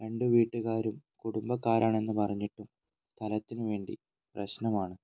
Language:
Malayalam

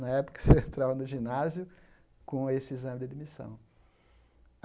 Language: Portuguese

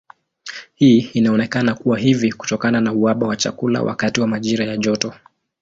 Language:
Swahili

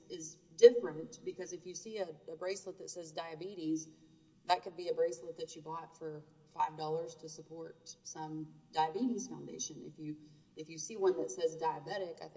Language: English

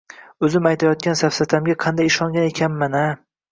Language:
Uzbek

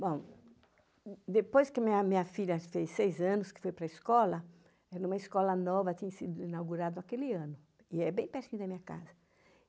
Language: Portuguese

